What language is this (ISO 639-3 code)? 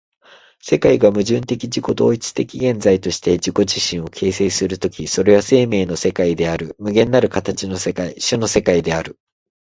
jpn